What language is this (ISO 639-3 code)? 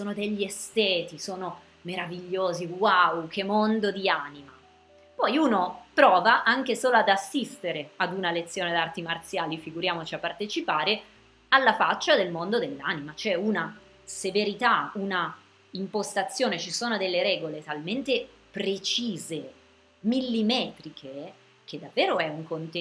ita